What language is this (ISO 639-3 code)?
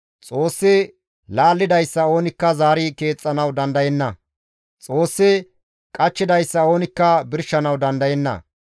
gmv